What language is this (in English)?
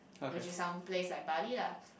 English